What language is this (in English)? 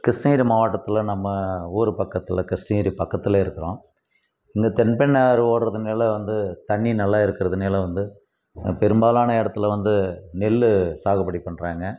Tamil